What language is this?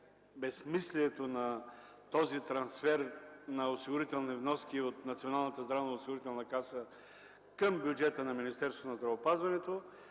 Bulgarian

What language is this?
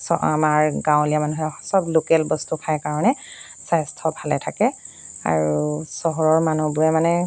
Assamese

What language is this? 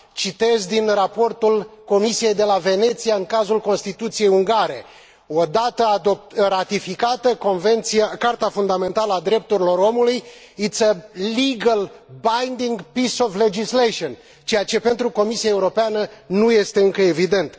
Romanian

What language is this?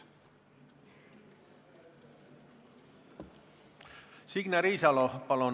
Estonian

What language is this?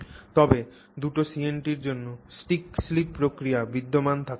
Bangla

